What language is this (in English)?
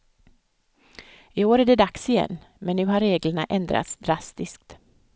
Swedish